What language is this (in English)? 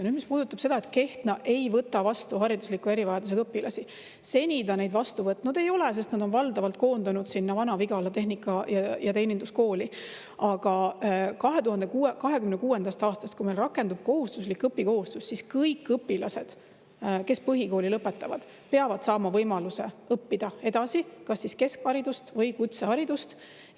Estonian